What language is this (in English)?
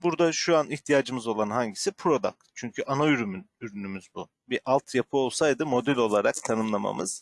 Turkish